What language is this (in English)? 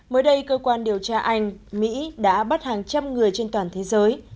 Vietnamese